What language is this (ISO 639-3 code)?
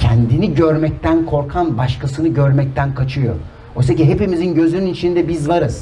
tur